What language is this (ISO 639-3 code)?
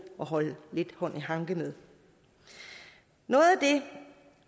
dan